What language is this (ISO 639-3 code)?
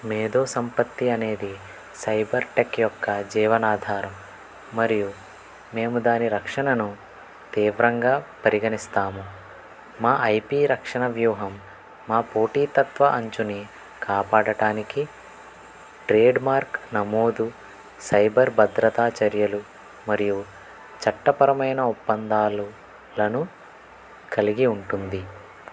tel